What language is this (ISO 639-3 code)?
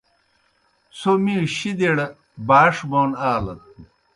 plk